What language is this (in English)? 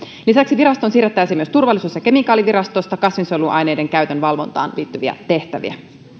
Finnish